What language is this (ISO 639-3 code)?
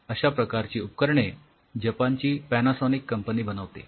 mar